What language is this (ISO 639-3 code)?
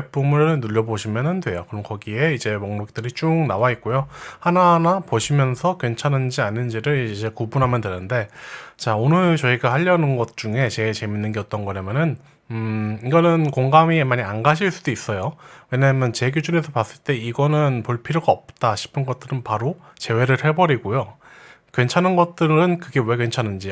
kor